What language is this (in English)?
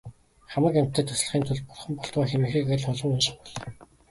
Mongolian